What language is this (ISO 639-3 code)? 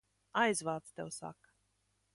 lav